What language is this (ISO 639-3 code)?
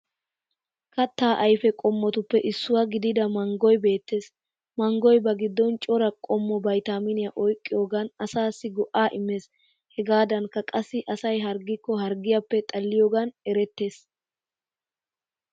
wal